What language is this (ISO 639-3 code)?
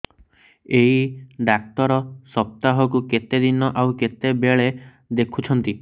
ori